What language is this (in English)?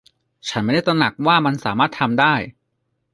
Thai